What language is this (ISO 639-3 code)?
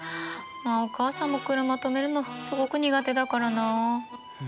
jpn